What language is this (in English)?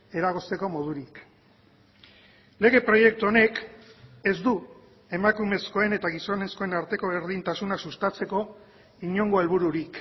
Basque